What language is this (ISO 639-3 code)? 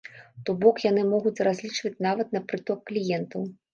bel